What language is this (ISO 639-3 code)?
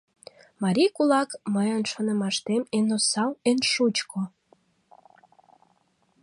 chm